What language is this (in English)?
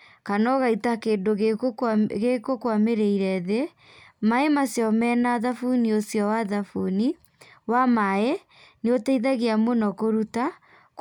Kikuyu